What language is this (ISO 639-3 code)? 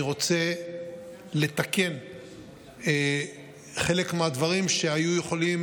heb